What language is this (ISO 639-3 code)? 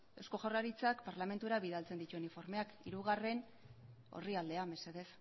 eus